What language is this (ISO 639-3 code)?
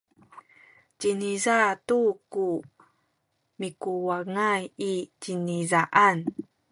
szy